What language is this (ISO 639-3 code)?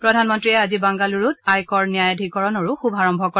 asm